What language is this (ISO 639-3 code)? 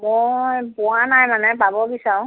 asm